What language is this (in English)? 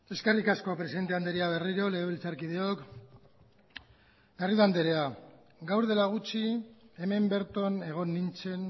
Basque